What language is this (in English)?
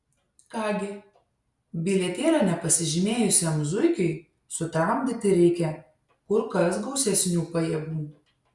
Lithuanian